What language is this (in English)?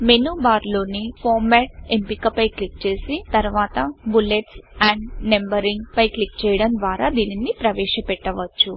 Telugu